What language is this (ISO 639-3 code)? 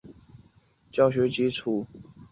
zho